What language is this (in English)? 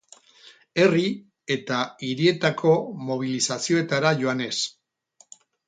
Basque